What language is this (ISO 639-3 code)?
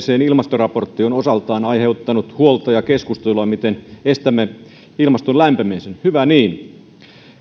fin